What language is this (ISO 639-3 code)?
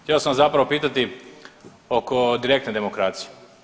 hrv